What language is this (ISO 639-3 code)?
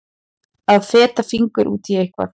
isl